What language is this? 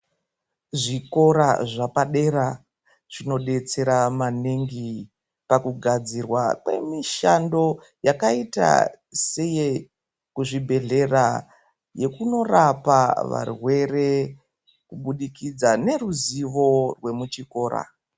Ndau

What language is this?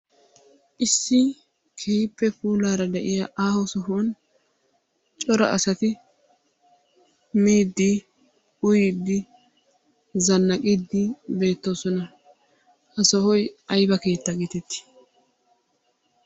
Wolaytta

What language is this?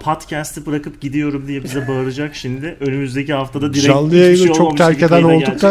Turkish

